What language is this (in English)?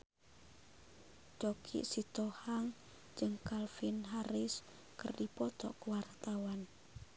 Sundanese